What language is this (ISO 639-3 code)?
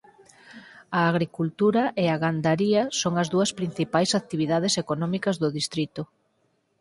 glg